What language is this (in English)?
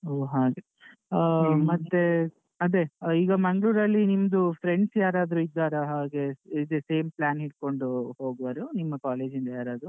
Kannada